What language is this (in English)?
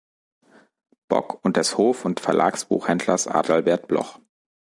German